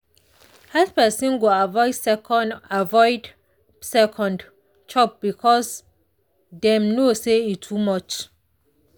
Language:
Nigerian Pidgin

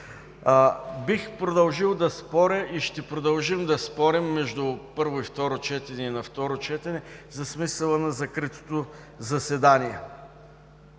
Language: Bulgarian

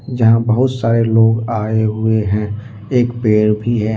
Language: Hindi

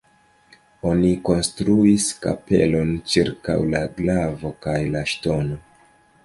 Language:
Esperanto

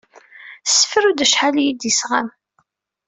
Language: Kabyle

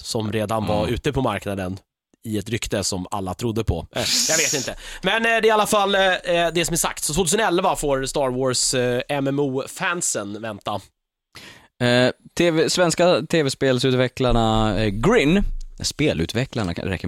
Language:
Swedish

